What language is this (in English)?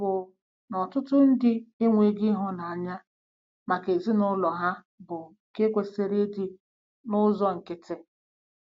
Igbo